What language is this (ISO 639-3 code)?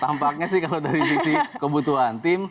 ind